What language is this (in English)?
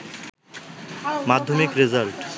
Bangla